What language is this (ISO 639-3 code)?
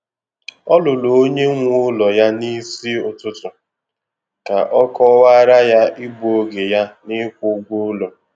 ibo